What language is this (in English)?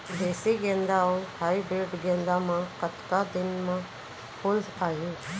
Chhattisgarhi